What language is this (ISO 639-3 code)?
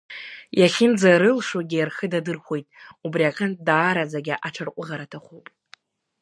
abk